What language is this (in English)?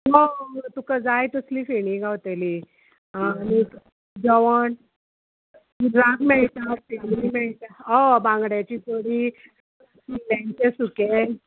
Konkani